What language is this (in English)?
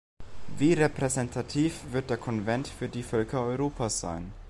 German